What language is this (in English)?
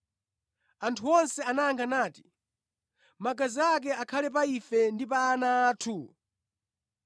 Nyanja